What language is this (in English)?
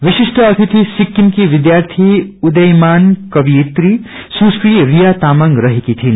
Nepali